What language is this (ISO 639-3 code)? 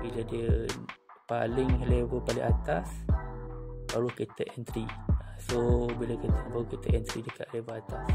msa